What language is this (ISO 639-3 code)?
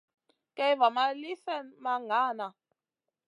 mcn